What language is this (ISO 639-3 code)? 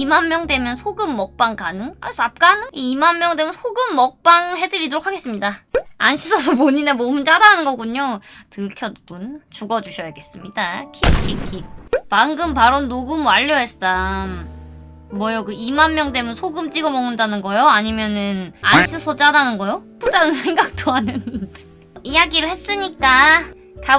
kor